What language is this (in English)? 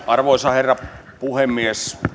Finnish